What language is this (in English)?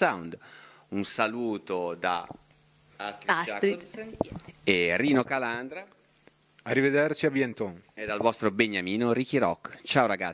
Italian